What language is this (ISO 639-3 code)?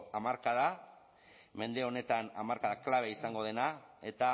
eus